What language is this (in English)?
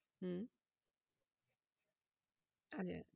Bangla